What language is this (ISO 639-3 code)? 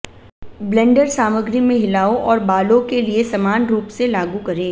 hin